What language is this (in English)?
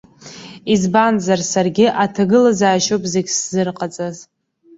Abkhazian